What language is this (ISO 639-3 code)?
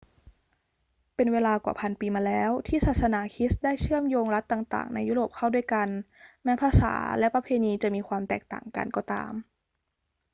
tha